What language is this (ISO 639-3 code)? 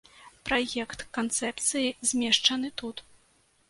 bel